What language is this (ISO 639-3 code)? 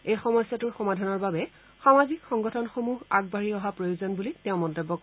asm